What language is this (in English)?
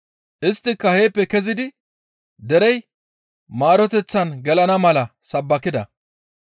Gamo